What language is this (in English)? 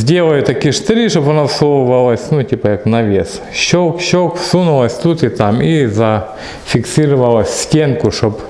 Russian